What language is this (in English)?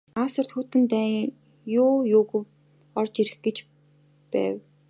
Mongolian